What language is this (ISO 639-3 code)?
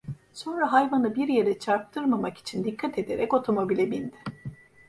tur